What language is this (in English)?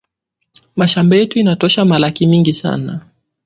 Swahili